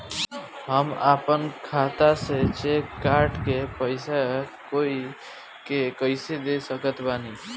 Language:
Bhojpuri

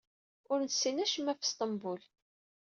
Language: Kabyle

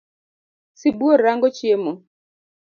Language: Luo (Kenya and Tanzania)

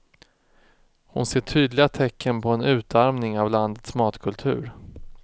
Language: Swedish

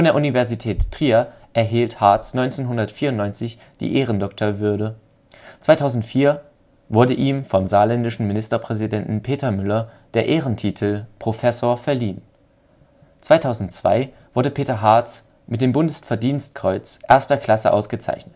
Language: German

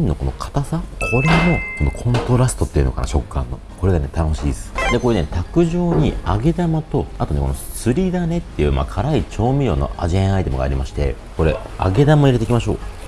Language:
Japanese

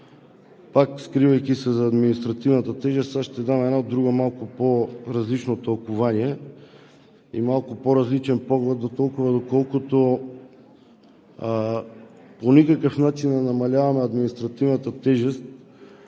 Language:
Bulgarian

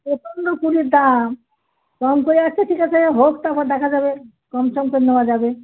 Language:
Bangla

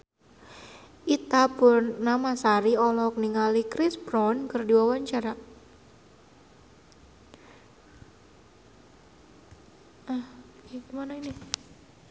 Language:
Sundanese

